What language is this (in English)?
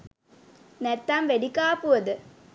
Sinhala